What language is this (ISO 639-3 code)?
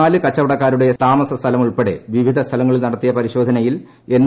mal